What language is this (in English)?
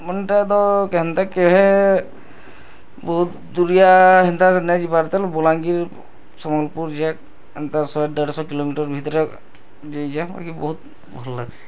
Odia